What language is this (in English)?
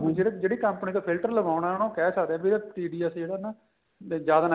Punjabi